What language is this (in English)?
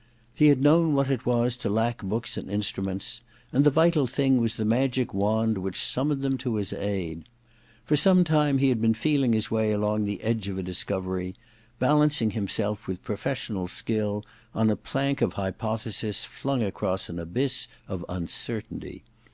English